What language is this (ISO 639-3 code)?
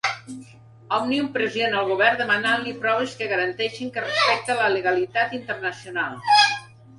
cat